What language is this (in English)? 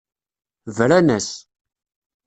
Kabyle